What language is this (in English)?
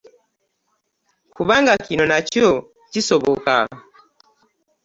Ganda